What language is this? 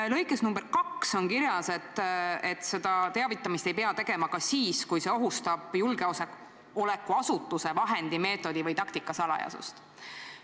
Estonian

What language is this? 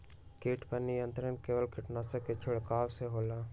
Magahi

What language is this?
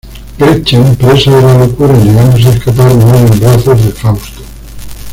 Spanish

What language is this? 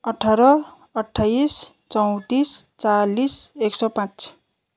Nepali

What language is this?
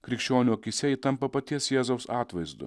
Lithuanian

